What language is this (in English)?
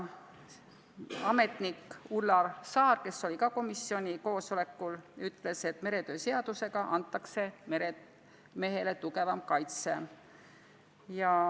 Estonian